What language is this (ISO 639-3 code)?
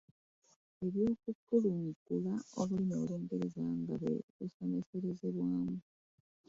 lug